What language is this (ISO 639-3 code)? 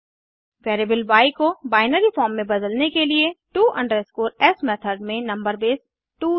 hin